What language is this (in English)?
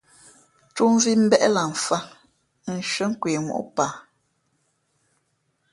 Fe'fe'